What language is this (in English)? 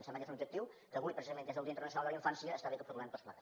Catalan